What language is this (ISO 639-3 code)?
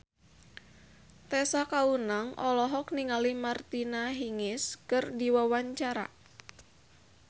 sun